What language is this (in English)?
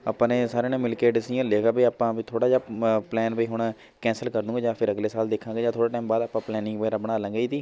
Punjabi